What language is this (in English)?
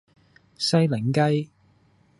Cantonese